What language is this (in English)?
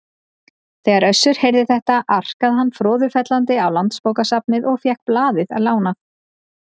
Icelandic